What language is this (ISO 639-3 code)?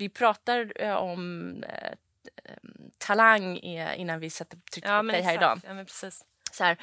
swe